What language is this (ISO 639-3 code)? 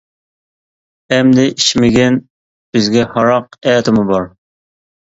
uig